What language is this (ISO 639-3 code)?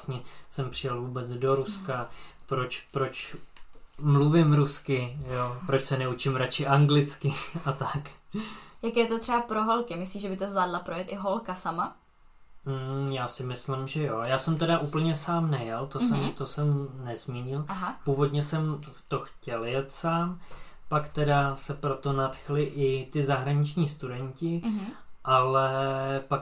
ces